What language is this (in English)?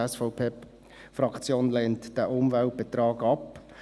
Swiss German